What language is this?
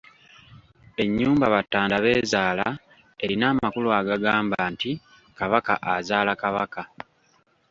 Ganda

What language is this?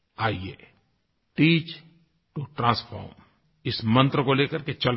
Hindi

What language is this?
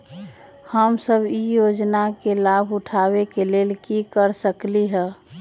Magahi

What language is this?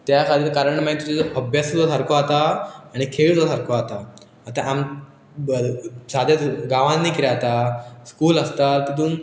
Konkani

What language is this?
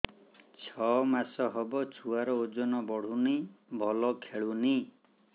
Odia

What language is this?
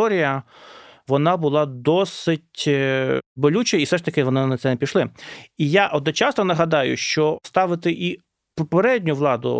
Ukrainian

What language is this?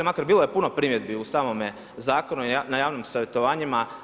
Croatian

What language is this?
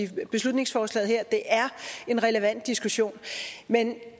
Danish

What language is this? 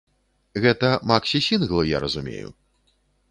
Belarusian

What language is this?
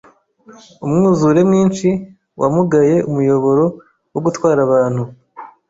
Kinyarwanda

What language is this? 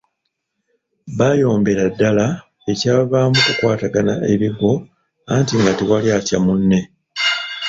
Ganda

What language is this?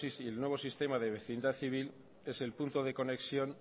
Spanish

